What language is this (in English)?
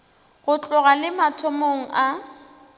Northern Sotho